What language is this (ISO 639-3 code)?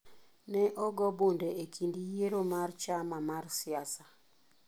luo